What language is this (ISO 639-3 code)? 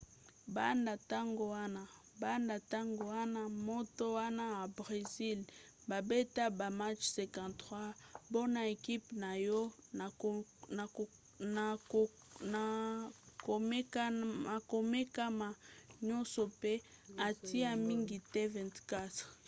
lin